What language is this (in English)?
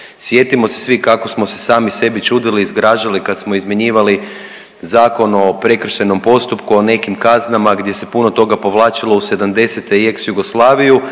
Croatian